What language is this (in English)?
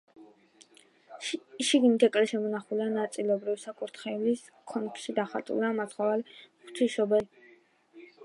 Georgian